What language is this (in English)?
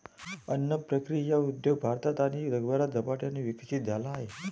Marathi